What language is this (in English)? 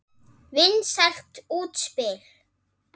Icelandic